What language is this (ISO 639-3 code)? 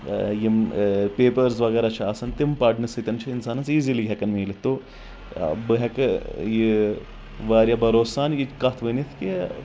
kas